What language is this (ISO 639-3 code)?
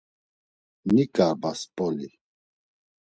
lzz